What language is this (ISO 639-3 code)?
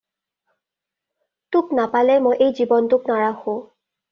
asm